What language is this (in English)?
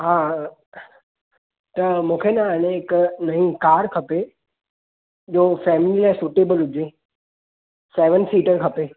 Sindhi